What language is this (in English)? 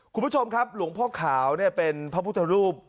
Thai